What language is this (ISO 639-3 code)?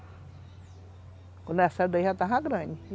por